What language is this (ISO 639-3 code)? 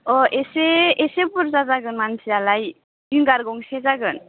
brx